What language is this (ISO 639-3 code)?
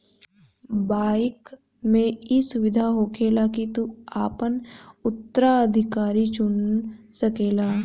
bho